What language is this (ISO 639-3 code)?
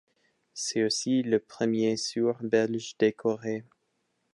fra